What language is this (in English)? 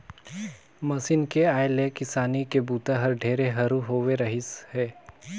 Chhattisgarhi